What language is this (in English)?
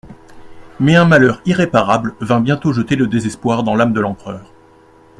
French